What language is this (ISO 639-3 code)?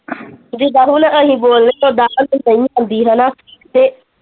pan